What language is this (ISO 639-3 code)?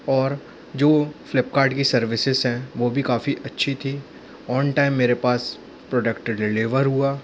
hin